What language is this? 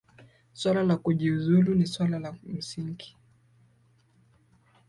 Swahili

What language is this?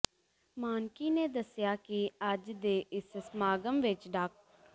Punjabi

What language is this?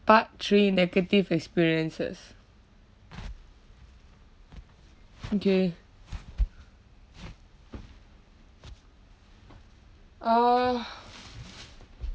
English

